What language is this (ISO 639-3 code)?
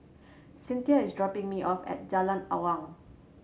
eng